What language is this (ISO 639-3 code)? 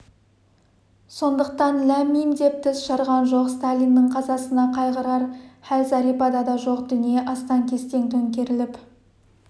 kaz